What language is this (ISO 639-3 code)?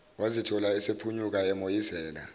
zul